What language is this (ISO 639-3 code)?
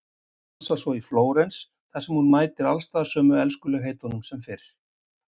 isl